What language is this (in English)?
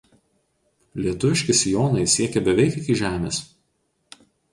Lithuanian